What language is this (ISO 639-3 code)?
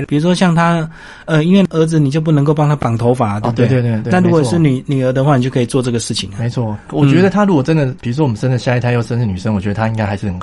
zho